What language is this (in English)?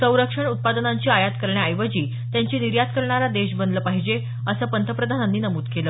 Marathi